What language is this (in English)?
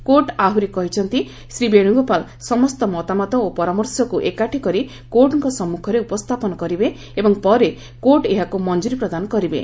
Odia